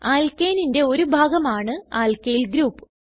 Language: Malayalam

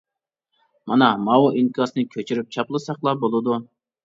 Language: Uyghur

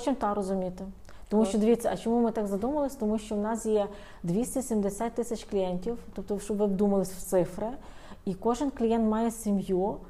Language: Ukrainian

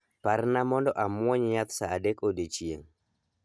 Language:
Luo (Kenya and Tanzania)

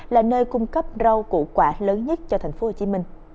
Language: Vietnamese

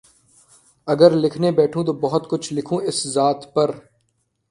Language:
Urdu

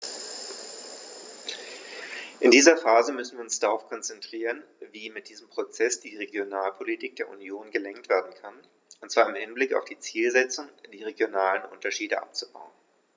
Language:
German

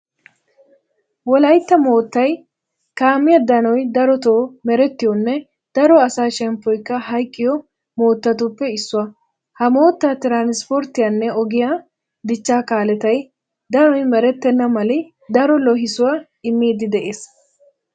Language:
Wolaytta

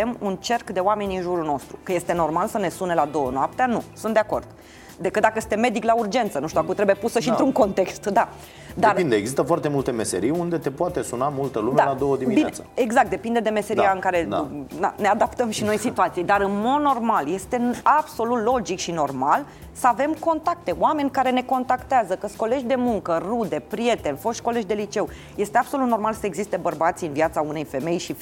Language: Romanian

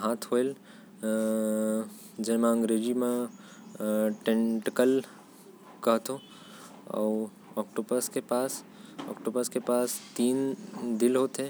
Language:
Korwa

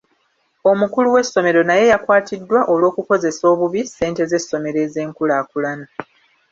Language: Ganda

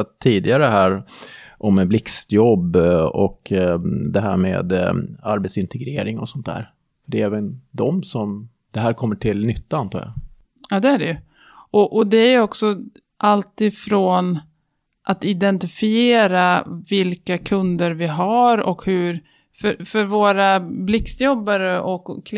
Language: Swedish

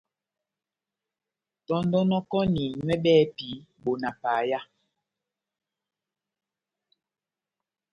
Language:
Batanga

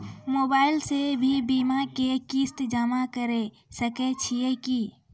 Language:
Maithili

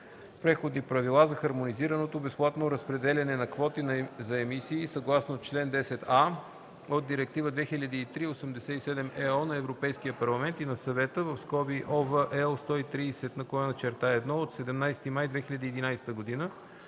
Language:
Bulgarian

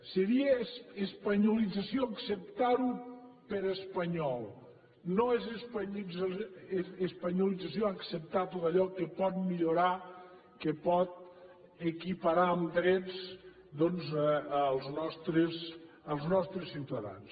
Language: Catalan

